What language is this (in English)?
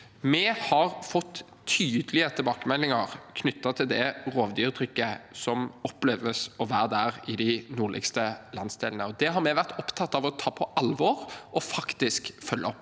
Norwegian